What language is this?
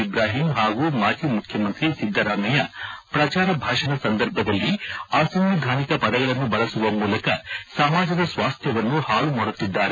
Kannada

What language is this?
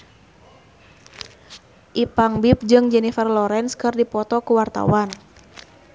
Sundanese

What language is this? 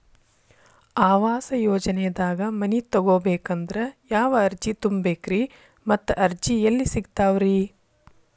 Kannada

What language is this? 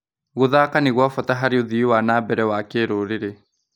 Kikuyu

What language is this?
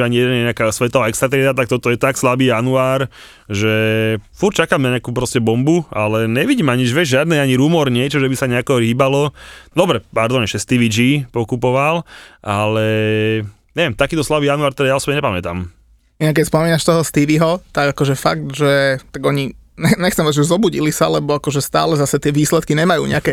Slovak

